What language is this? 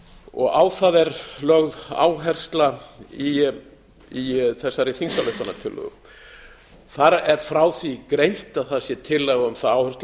Icelandic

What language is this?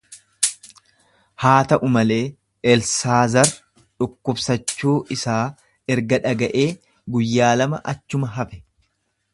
Oromo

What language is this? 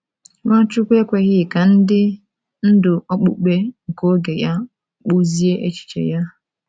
Igbo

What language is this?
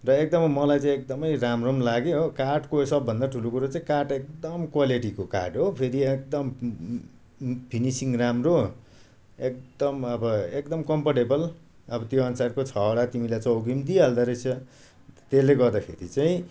Nepali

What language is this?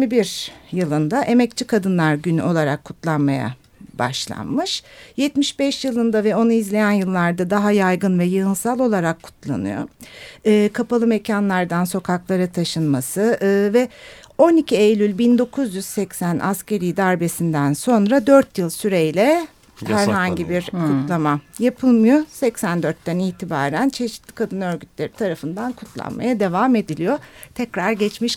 Turkish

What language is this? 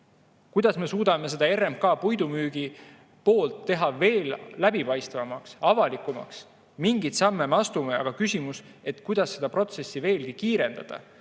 Estonian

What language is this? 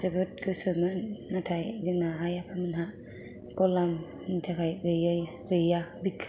Bodo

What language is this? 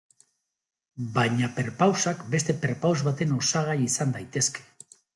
Basque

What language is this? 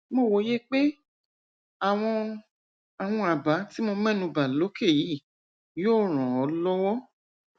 Yoruba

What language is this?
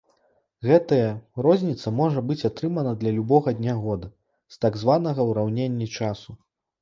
Belarusian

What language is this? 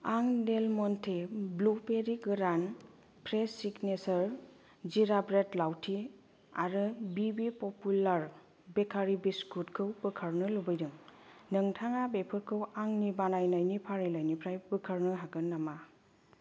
Bodo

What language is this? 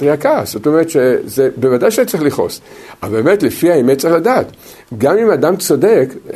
Hebrew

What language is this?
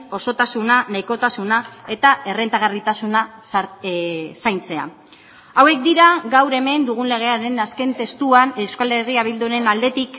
Basque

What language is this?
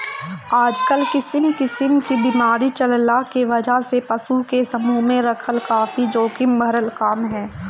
Bhojpuri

